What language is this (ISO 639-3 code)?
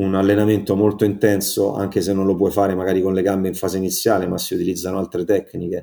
ita